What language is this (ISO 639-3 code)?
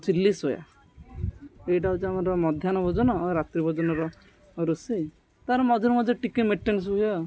ori